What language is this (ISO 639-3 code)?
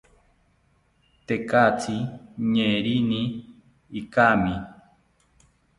cpy